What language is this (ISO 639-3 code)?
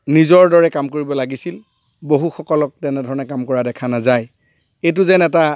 asm